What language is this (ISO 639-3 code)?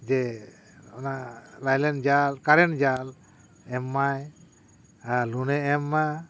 sat